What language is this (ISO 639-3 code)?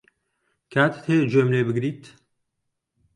ckb